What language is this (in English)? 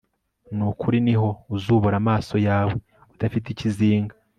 Kinyarwanda